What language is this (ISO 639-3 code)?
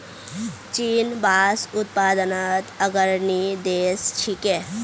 mag